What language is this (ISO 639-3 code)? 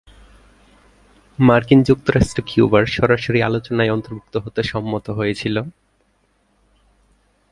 ben